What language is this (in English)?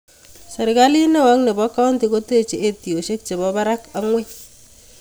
Kalenjin